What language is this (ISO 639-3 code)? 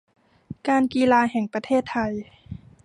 tha